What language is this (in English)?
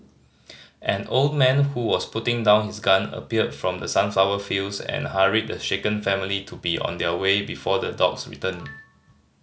English